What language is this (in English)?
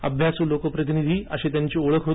Marathi